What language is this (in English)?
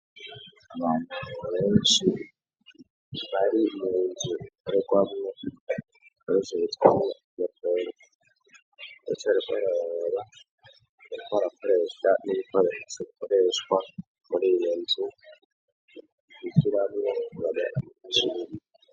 Rundi